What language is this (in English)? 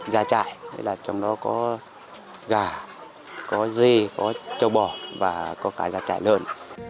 Vietnamese